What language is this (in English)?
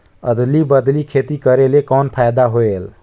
Chhattisgarhi